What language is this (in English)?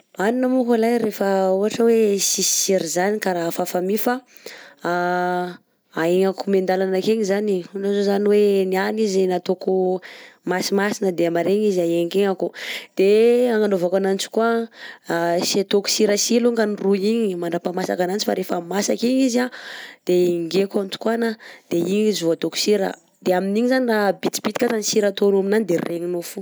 Southern Betsimisaraka Malagasy